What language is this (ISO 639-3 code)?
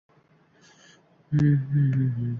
uzb